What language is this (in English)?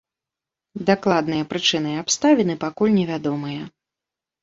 Belarusian